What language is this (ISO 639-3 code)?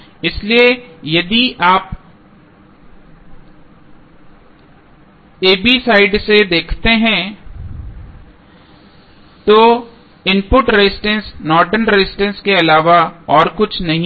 hin